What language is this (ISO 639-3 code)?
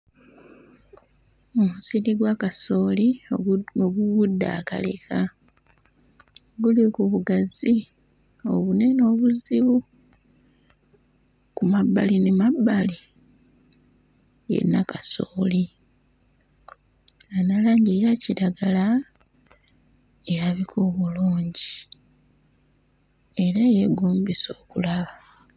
lug